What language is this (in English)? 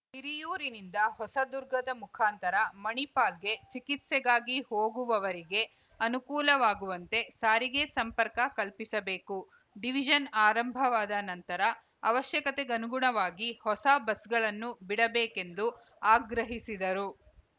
Kannada